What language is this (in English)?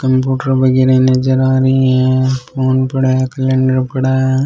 Rajasthani